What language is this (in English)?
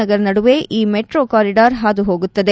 Kannada